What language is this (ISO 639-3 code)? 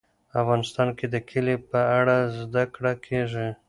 pus